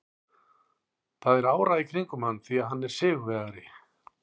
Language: Icelandic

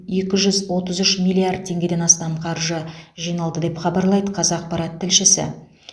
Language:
Kazakh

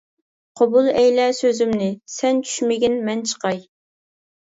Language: Uyghur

